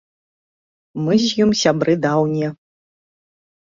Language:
Belarusian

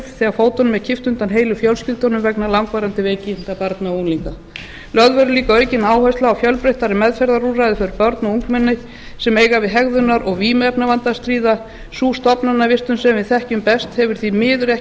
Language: Icelandic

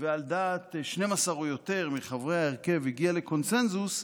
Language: Hebrew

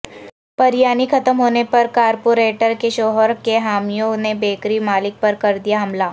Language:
Urdu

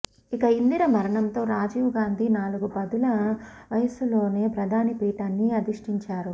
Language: Telugu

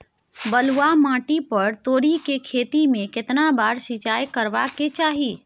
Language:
Maithili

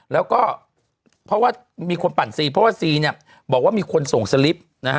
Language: Thai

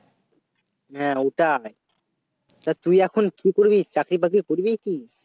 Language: Bangla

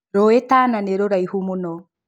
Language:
Kikuyu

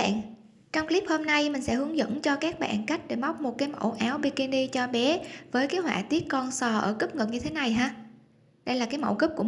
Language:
Vietnamese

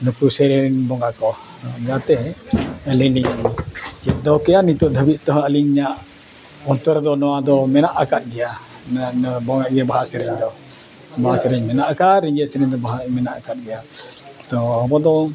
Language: Santali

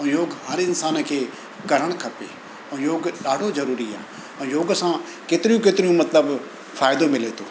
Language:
Sindhi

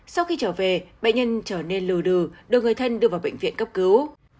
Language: Vietnamese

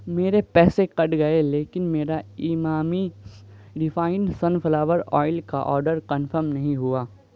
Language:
Urdu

